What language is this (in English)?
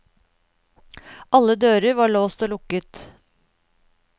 Norwegian